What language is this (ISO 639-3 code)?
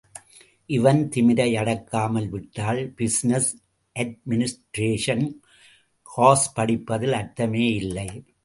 tam